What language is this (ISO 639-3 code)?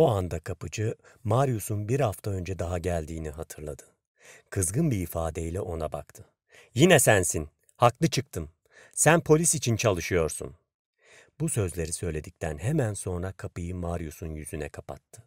tur